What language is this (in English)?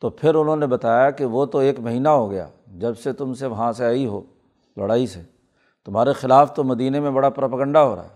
Urdu